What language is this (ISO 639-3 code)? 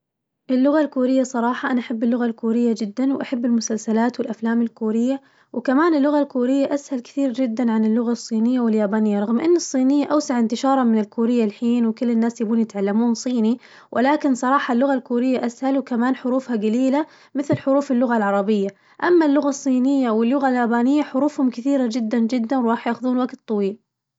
ars